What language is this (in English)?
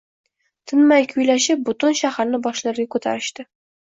Uzbek